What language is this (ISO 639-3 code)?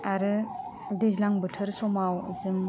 brx